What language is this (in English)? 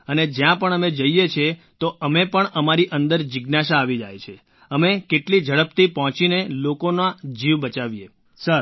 Gujarati